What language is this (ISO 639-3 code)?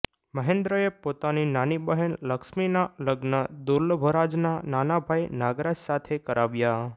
guj